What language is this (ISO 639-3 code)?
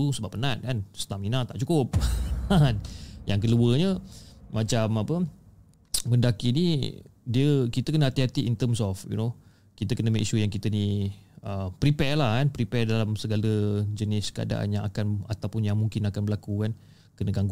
msa